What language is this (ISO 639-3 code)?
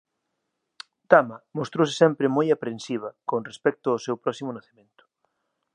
glg